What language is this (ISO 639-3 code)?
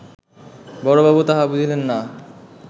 ben